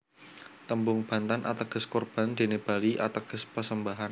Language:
Javanese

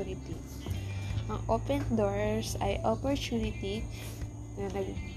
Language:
Filipino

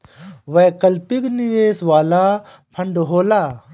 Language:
Bhojpuri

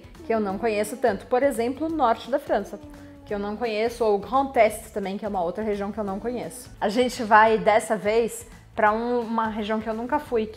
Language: Portuguese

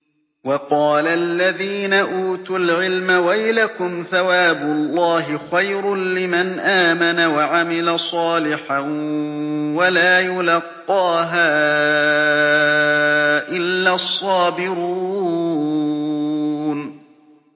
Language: Arabic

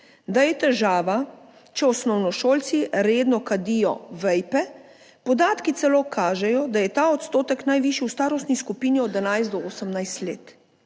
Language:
Slovenian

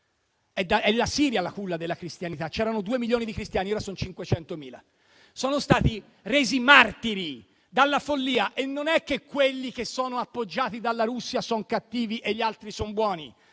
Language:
Italian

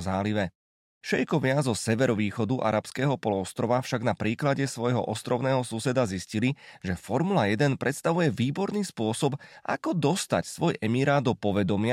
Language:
Slovak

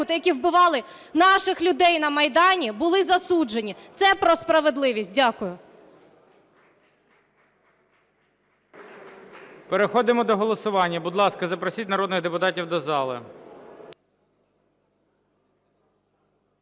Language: Ukrainian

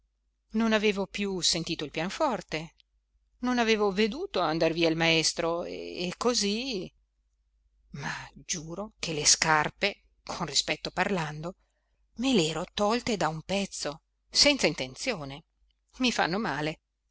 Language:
Italian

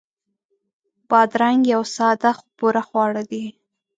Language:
Pashto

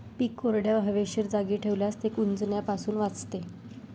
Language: Marathi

